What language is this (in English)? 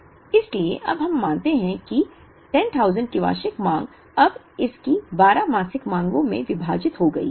Hindi